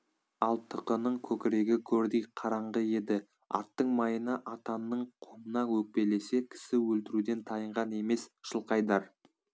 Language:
Kazakh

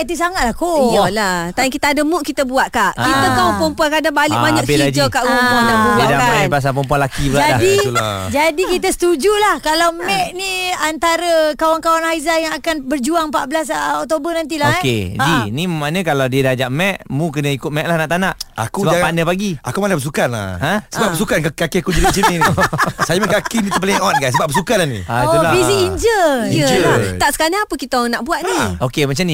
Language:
Malay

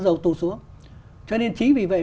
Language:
Vietnamese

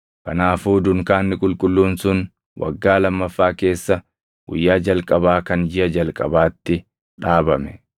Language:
Oromo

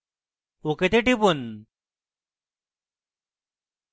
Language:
Bangla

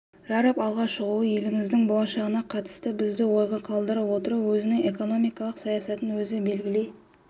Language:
Kazakh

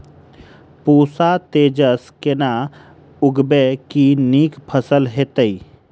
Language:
Maithili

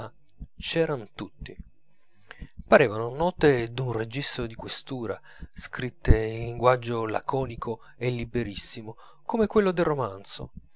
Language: Italian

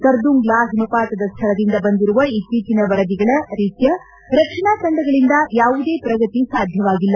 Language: Kannada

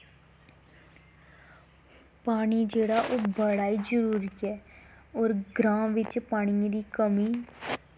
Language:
Dogri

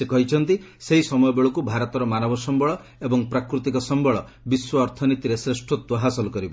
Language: Odia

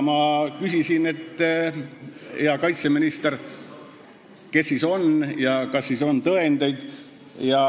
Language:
Estonian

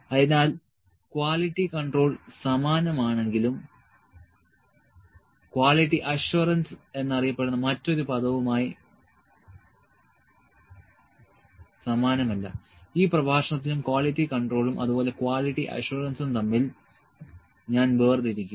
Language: Malayalam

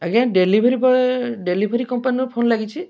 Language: Odia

